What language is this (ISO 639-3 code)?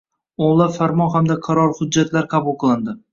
uzb